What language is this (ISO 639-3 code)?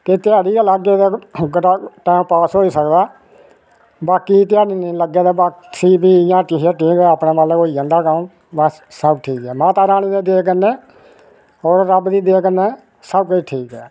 doi